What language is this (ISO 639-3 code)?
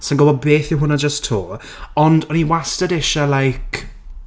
cym